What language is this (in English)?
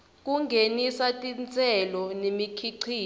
Swati